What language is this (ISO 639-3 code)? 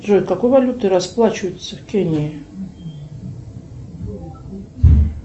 rus